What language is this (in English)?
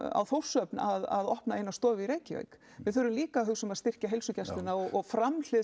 Icelandic